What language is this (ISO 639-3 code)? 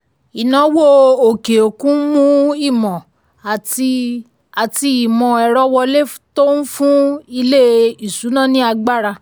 yor